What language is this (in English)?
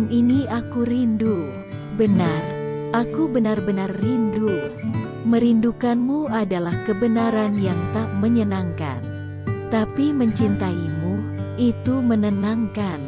Indonesian